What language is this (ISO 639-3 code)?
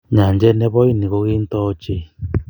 kln